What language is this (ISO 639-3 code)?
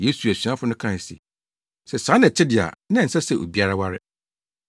aka